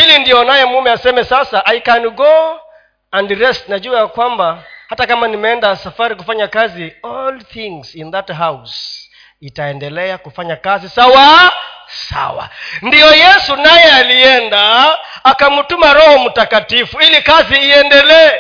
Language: Swahili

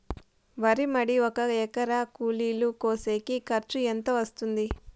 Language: Telugu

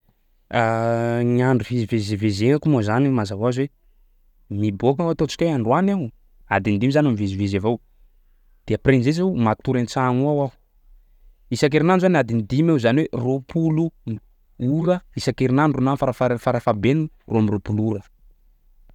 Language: Sakalava Malagasy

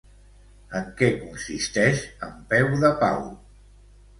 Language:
Catalan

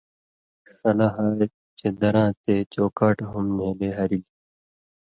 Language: Indus Kohistani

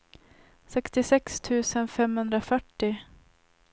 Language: Swedish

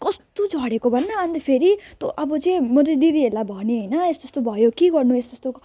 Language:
Nepali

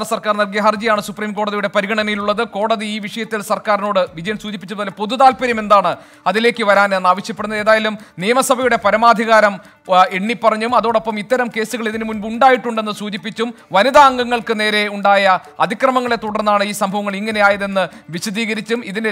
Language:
Arabic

